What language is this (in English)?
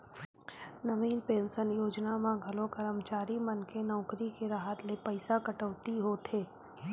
Chhattisgarhi